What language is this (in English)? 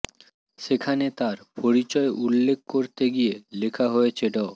Bangla